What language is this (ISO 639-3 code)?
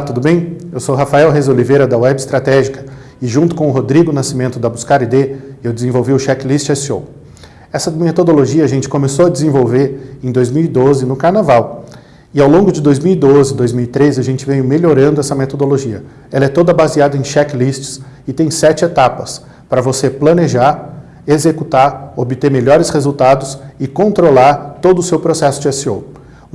por